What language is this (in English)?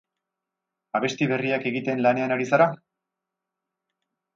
Basque